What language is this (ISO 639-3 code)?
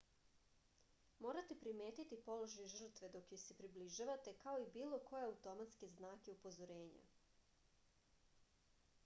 srp